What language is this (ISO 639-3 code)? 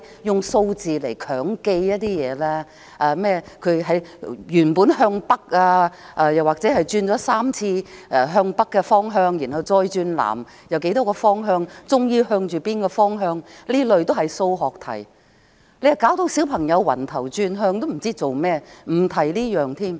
yue